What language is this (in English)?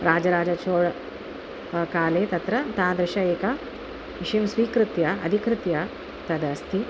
Sanskrit